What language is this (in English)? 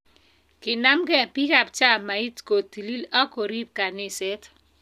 Kalenjin